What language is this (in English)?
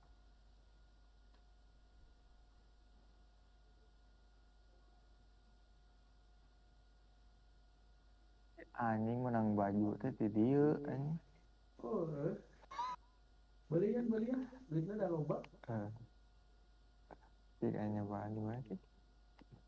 Indonesian